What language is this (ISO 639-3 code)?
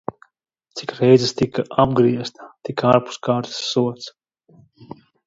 lav